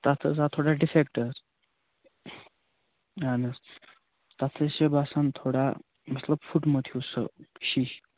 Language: Kashmiri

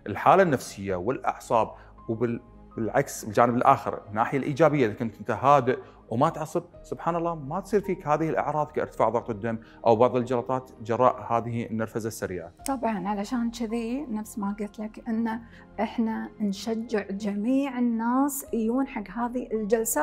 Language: Arabic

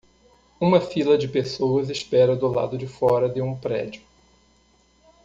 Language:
Portuguese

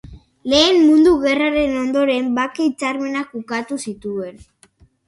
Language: Basque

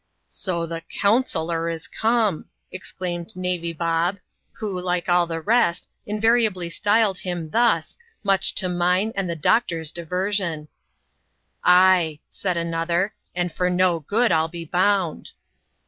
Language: English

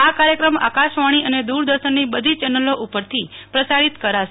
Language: Gujarati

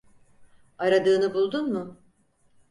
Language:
Turkish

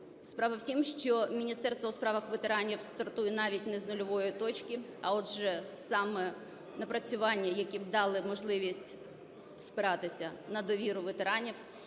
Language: Ukrainian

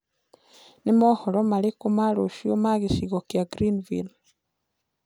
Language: Kikuyu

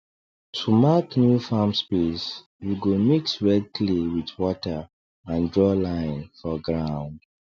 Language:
Nigerian Pidgin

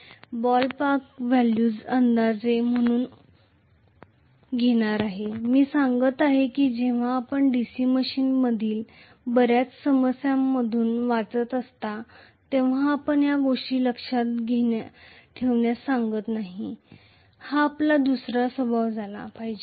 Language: Marathi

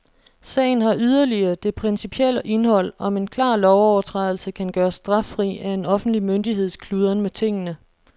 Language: Danish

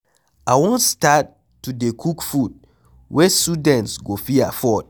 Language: Nigerian Pidgin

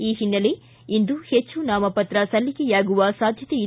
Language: Kannada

